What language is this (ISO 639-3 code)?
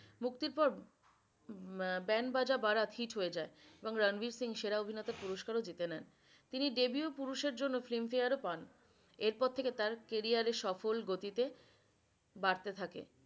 ben